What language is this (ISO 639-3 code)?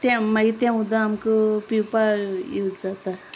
kok